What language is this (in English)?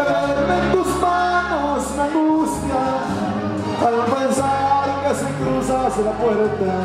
Greek